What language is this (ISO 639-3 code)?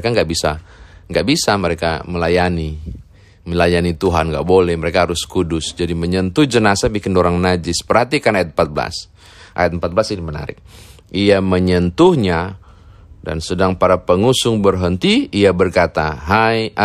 ind